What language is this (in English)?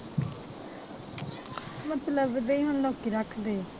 Punjabi